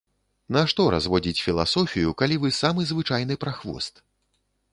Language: Belarusian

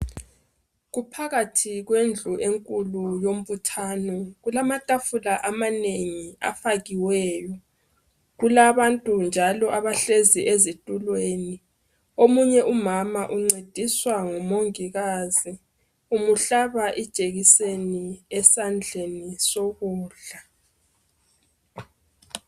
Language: North Ndebele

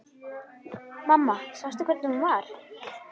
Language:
Icelandic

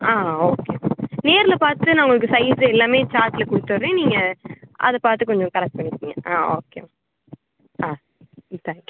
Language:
Tamil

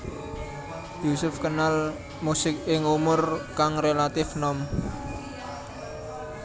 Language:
Javanese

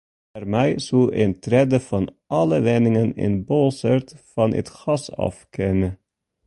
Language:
Western Frisian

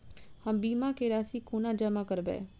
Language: Maithili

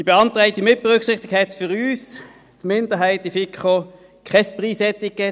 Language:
Swiss German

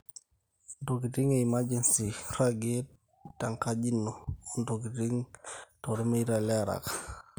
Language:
Masai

